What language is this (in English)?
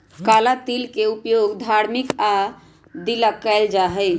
Magahi